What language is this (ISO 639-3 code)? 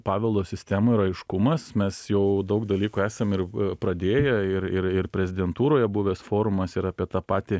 lit